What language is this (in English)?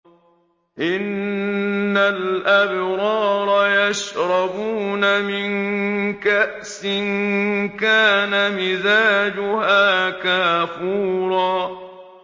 Arabic